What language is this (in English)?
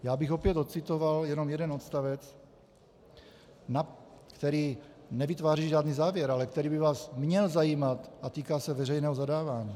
Czech